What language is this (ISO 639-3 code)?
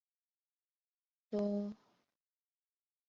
zho